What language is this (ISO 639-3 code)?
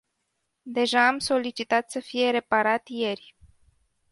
ron